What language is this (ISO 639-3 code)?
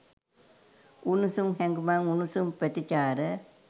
sin